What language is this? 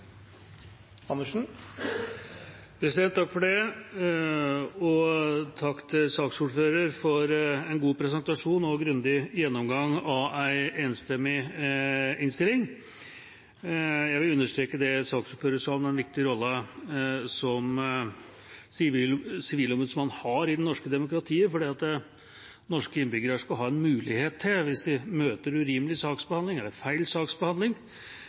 Norwegian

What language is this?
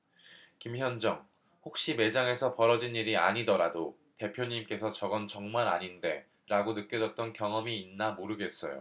Korean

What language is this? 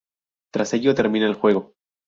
Spanish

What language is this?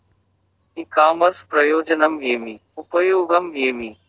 Telugu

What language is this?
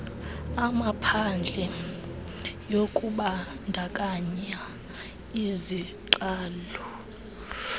Xhosa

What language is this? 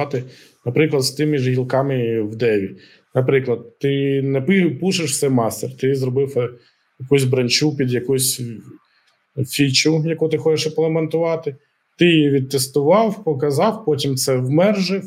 Ukrainian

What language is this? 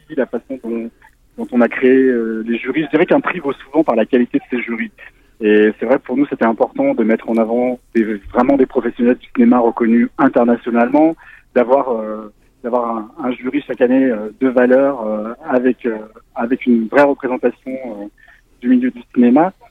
French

